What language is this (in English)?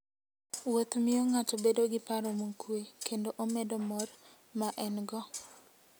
Luo (Kenya and Tanzania)